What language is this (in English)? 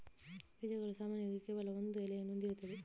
Kannada